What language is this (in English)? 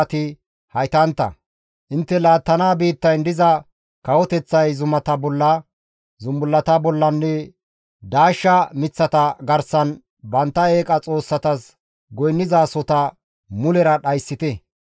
Gamo